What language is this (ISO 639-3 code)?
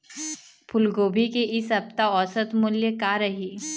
hne